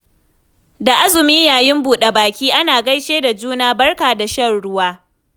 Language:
Hausa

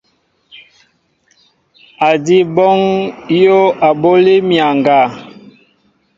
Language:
Mbo (Cameroon)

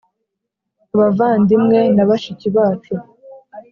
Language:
Kinyarwanda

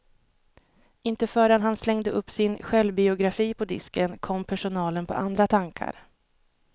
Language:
Swedish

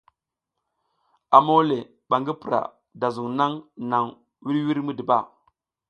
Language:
South Giziga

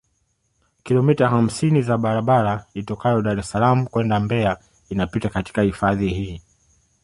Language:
Swahili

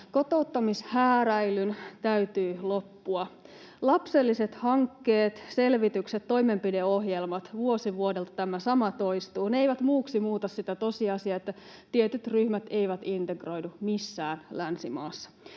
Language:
Finnish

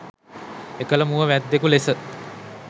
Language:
Sinhala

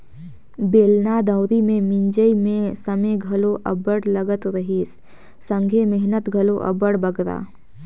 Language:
Chhattisgarhi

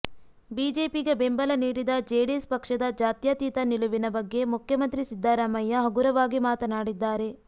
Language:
Kannada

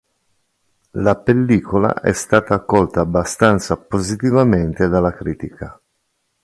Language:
Italian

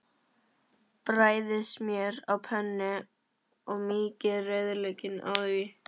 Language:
Icelandic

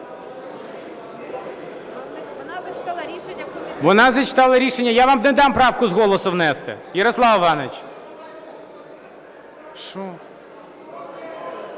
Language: Ukrainian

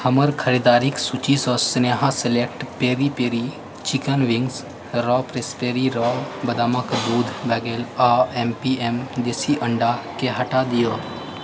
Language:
Maithili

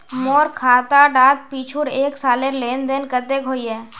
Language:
Magahi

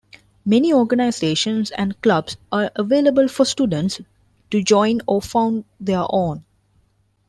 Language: English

